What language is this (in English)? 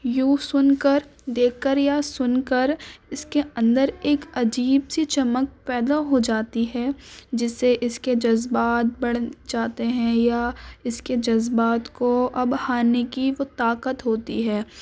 Urdu